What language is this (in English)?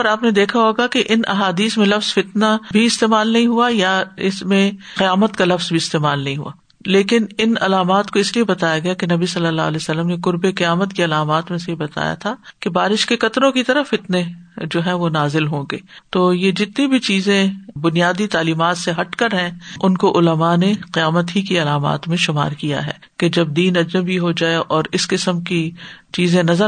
Urdu